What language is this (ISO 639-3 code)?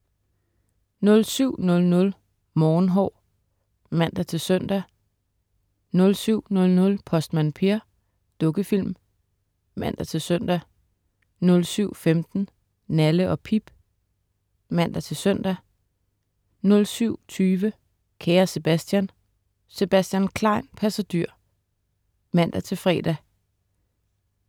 dan